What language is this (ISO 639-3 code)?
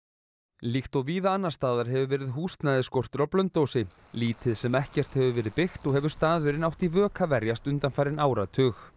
isl